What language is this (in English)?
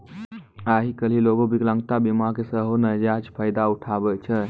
Maithili